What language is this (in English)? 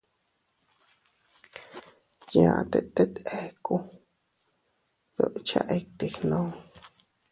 Teutila Cuicatec